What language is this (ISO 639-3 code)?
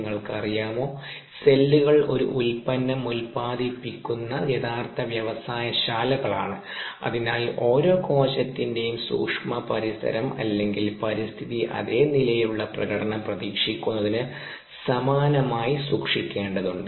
mal